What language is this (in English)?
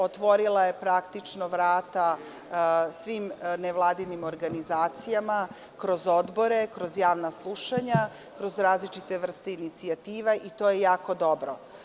Serbian